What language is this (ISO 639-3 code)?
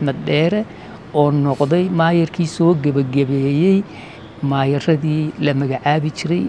ara